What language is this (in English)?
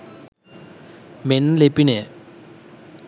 Sinhala